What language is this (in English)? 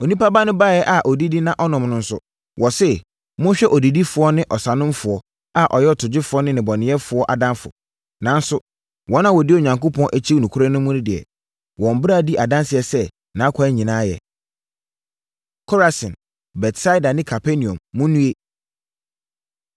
Akan